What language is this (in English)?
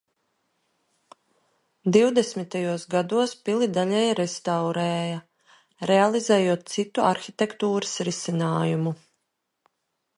Latvian